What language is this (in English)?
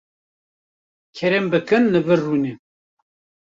Kurdish